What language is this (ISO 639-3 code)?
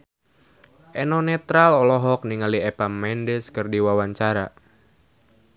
sun